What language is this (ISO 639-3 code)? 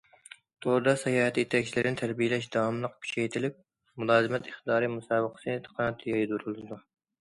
uig